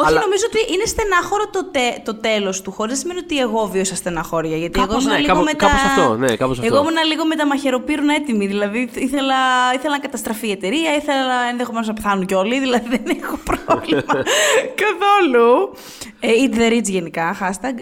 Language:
Greek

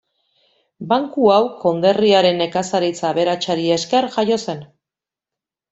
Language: Basque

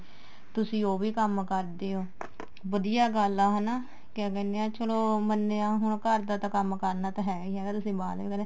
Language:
Punjabi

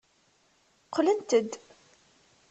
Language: Kabyle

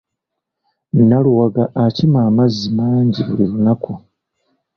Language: Ganda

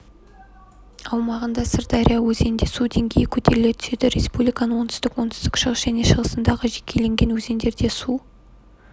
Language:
Kazakh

